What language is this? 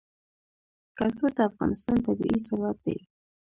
Pashto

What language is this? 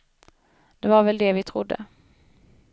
Swedish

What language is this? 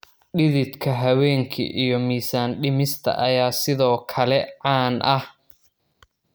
Somali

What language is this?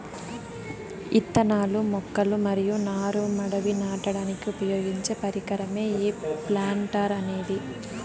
Telugu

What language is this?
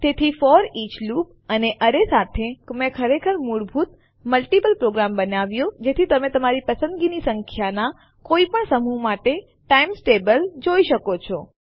Gujarati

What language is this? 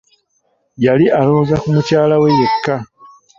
Ganda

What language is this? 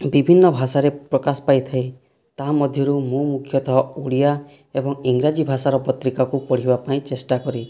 Odia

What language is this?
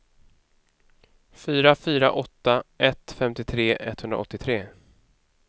Swedish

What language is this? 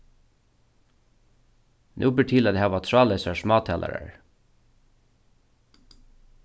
Faroese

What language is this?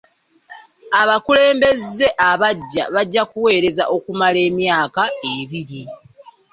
Ganda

